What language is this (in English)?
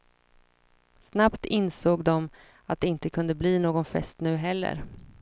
Swedish